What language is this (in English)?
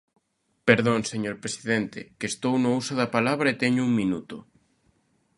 Galician